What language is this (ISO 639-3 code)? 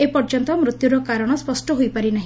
ori